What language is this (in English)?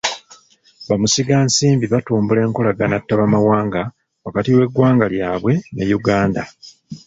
Ganda